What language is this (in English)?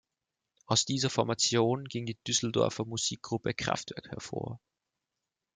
German